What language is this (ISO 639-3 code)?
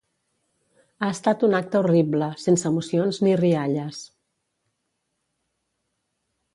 cat